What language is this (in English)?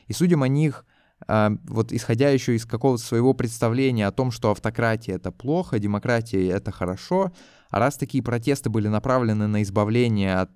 Russian